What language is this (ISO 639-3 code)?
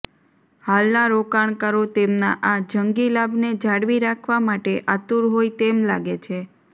guj